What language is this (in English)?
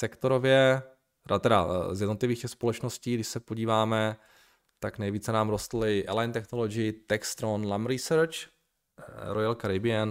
Czech